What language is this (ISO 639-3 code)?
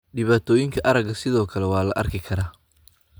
som